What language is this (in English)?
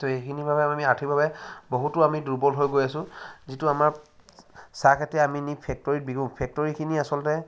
Assamese